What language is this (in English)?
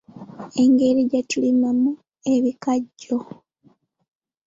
Ganda